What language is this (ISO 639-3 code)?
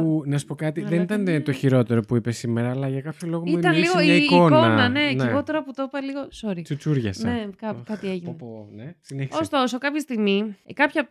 ell